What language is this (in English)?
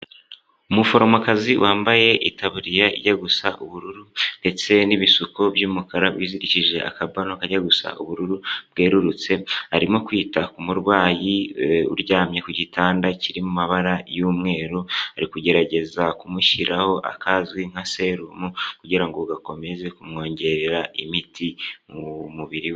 Kinyarwanda